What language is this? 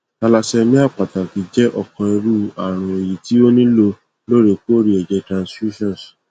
Yoruba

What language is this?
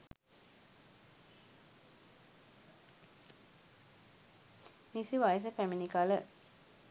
Sinhala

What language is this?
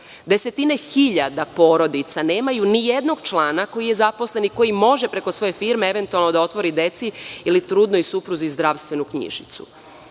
Serbian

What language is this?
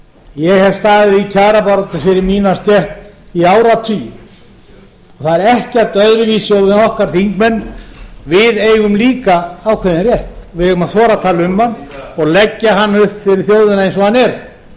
Icelandic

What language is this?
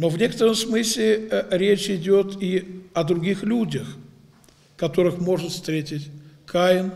Russian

